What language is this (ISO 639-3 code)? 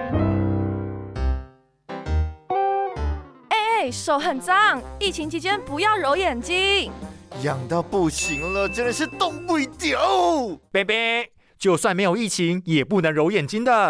zho